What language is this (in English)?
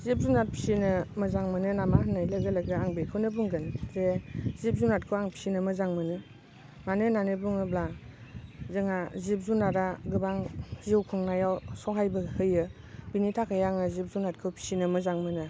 Bodo